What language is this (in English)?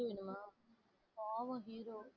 Tamil